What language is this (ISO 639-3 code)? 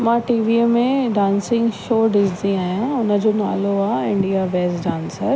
snd